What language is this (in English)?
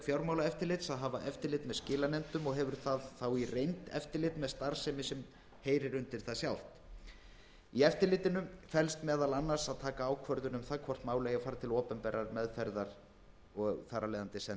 Icelandic